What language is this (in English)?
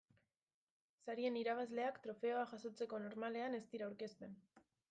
Basque